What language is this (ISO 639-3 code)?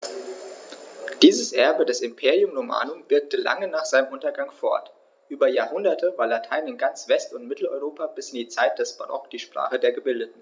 deu